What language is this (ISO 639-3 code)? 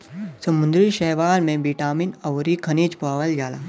bho